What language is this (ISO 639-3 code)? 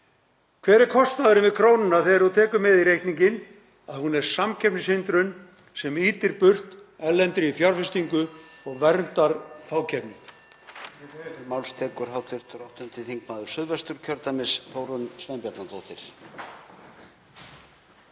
isl